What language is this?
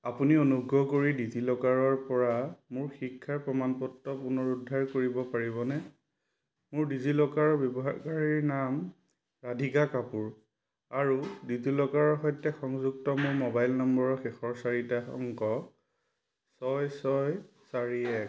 Assamese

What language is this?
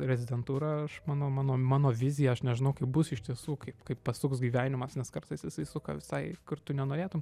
Lithuanian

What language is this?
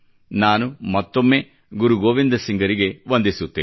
Kannada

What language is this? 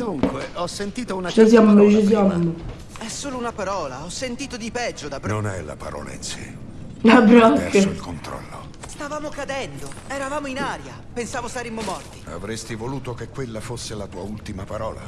Italian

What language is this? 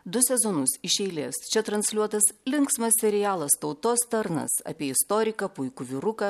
Lithuanian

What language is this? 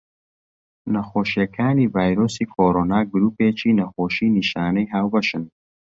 Central Kurdish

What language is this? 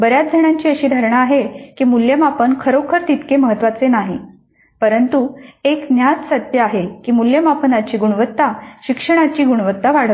Marathi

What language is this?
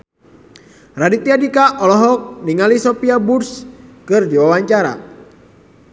Sundanese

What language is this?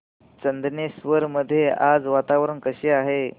Marathi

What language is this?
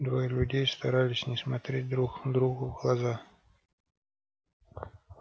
Russian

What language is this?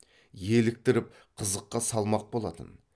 Kazakh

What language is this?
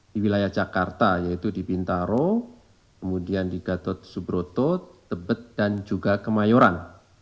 Indonesian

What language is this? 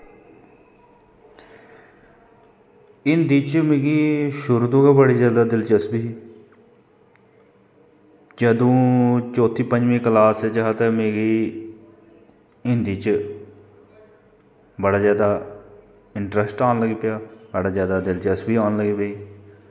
Dogri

